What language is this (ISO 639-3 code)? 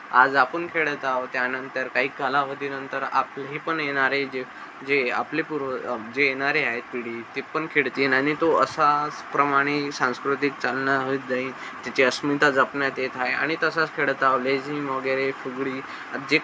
mar